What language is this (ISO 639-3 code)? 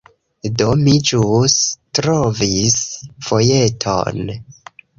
epo